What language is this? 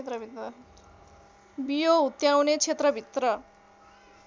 Nepali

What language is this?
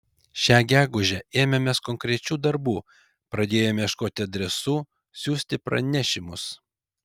Lithuanian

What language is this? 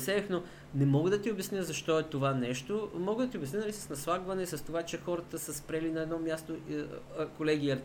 Bulgarian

